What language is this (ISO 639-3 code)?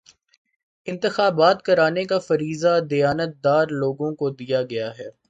urd